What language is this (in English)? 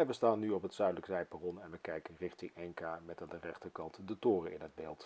Dutch